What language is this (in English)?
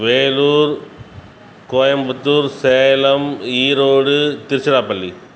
Tamil